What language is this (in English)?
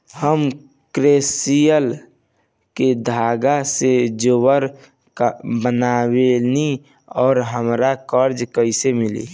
Bhojpuri